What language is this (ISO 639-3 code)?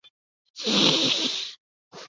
zho